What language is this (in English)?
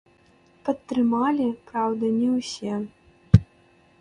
Belarusian